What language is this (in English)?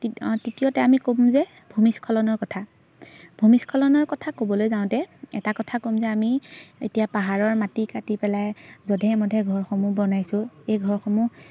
Assamese